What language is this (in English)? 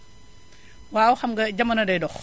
Wolof